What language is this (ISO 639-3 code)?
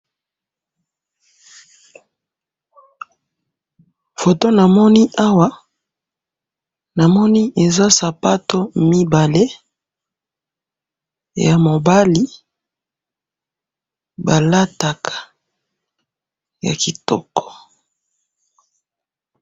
lin